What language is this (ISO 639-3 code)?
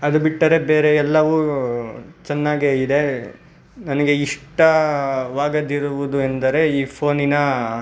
kan